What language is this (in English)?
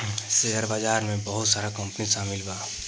Bhojpuri